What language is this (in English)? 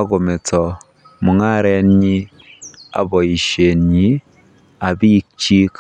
Kalenjin